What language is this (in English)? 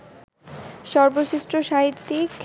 Bangla